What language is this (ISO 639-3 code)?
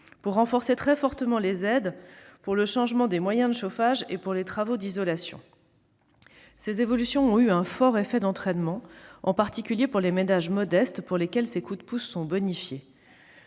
fra